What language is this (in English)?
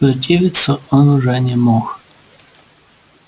Russian